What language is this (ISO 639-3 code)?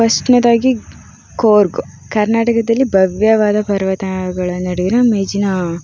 kan